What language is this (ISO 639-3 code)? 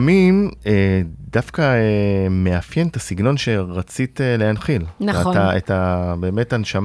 heb